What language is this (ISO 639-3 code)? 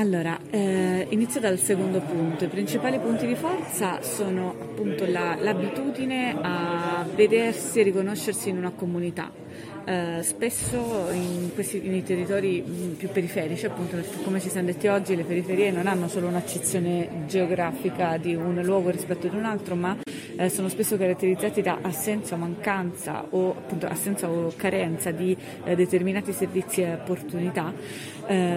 ita